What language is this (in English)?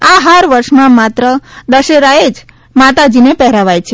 Gujarati